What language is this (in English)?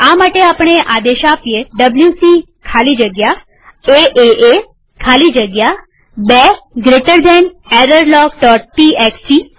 Gujarati